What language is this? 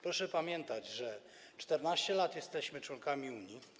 Polish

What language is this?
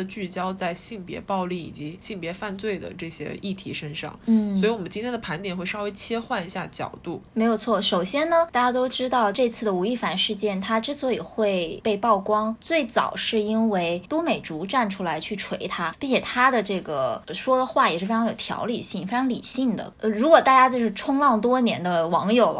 Chinese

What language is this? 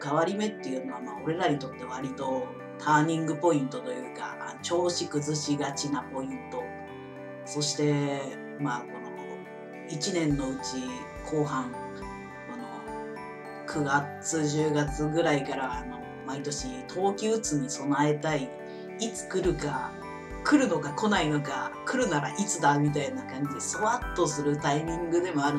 Japanese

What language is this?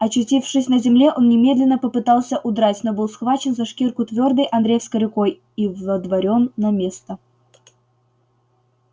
Russian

